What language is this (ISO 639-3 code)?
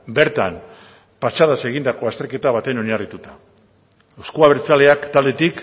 eus